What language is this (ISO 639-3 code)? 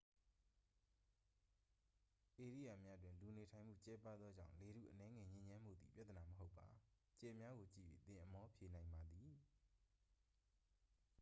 mya